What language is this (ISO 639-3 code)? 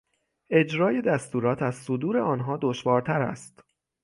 fas